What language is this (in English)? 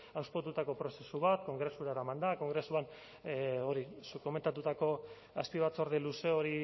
Basque